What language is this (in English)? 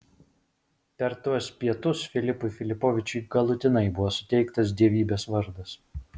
Lithuanian